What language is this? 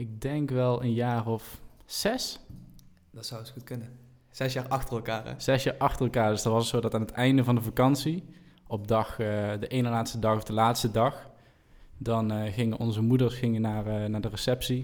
Dutch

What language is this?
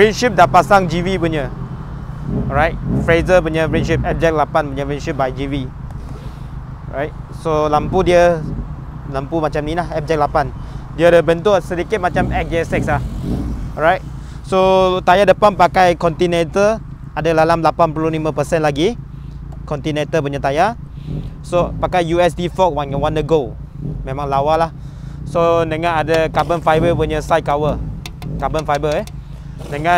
Malay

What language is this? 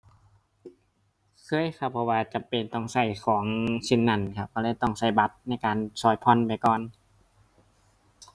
Thai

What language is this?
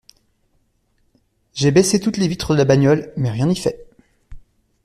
French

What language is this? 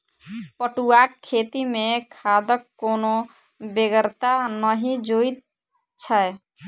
Maithili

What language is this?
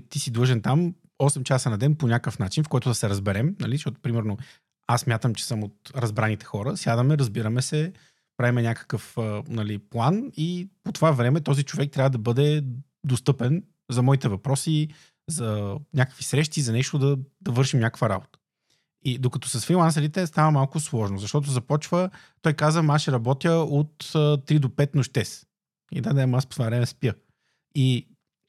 Bulgarian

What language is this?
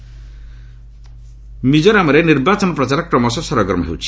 Odia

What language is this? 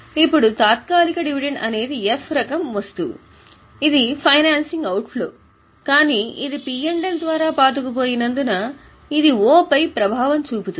Telugu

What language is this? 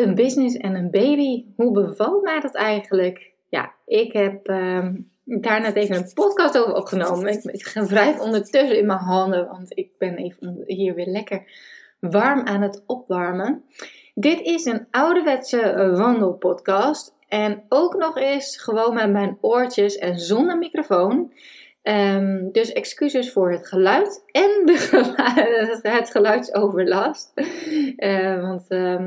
Dutch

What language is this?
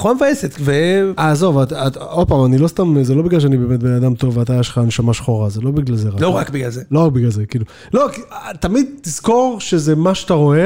Hebrew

